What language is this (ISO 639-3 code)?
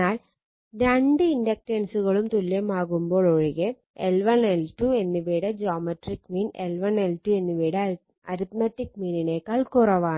mal